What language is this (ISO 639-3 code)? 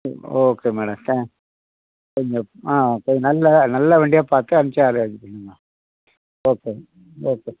tam